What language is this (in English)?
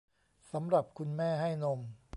Thai